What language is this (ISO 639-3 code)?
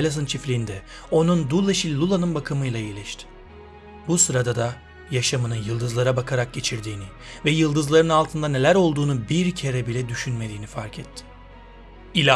tur